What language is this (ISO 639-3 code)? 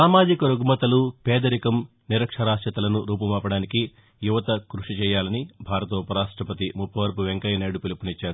tel